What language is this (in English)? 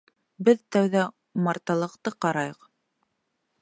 Bashkir